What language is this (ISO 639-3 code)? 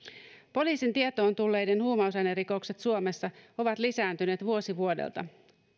fin